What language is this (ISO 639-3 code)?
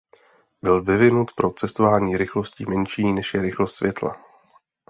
ces